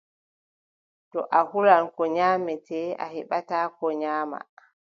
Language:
Adamawa Fulfulde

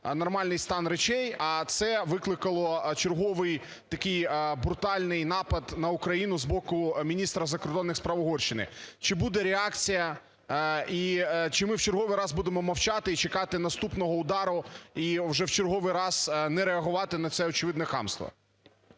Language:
Ukrainian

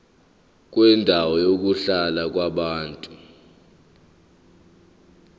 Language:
Zulu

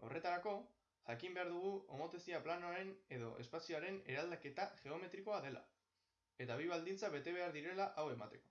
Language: Basque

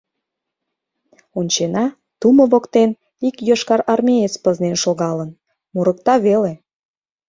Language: Mari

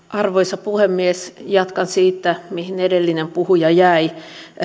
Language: Finnish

